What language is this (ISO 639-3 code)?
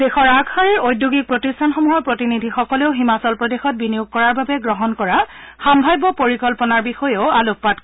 asm